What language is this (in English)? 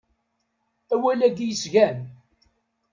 Kabyle